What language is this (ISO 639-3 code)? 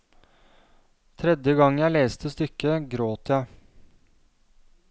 nor